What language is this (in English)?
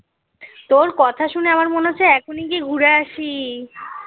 Bangla